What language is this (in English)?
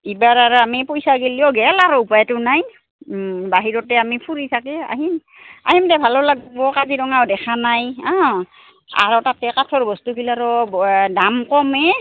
Assamese